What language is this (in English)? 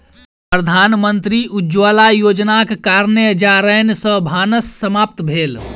Maithili